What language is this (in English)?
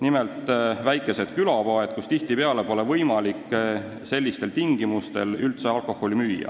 Estonian